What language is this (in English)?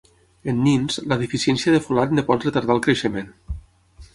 Catalan